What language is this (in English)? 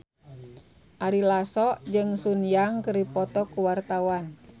Sundanese